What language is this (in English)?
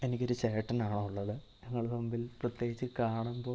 Malayalam